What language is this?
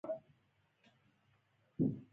Pashto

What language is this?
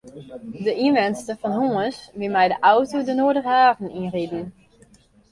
Western Frisian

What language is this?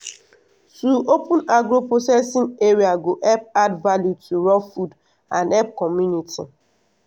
Nigerian Pidgin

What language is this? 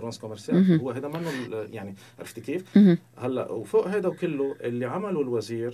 Arabic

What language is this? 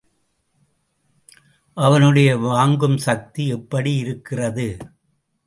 Tamil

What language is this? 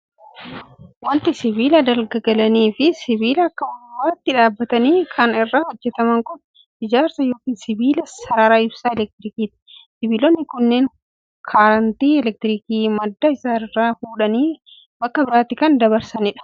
Oromo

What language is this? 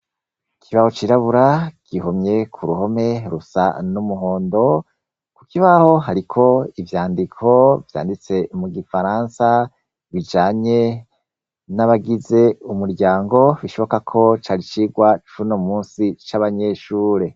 Rundi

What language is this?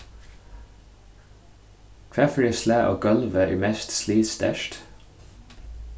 Faroese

